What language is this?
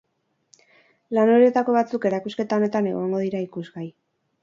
Basque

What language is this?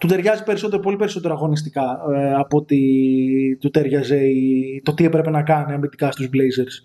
Greek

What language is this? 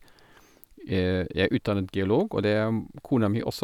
Norwegian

